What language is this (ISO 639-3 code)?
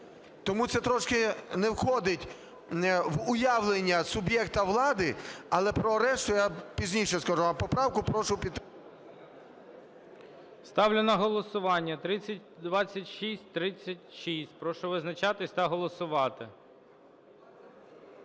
ukr